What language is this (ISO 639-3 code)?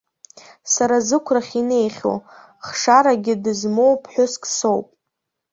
abk